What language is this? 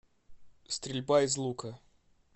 Russian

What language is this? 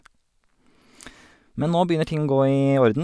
Norwegian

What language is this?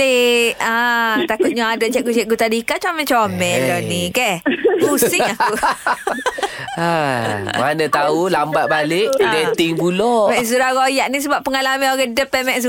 Malay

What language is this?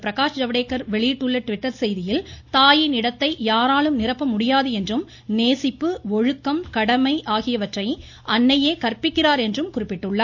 Tamil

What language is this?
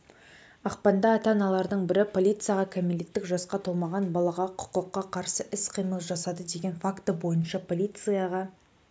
Kazakh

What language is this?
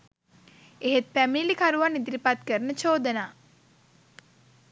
Sinhala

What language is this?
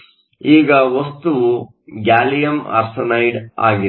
Kannada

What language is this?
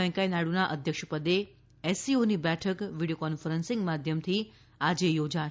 Gujarati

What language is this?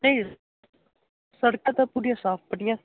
Punjabi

